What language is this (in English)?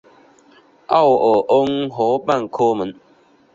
Chinese